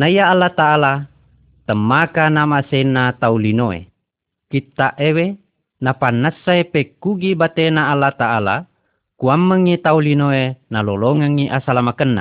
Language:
Malay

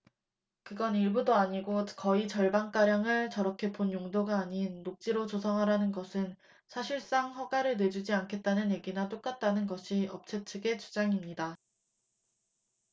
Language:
Korean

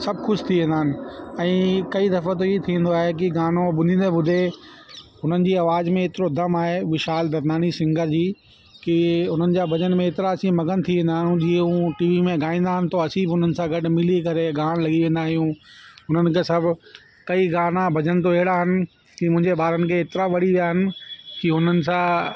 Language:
Sindhi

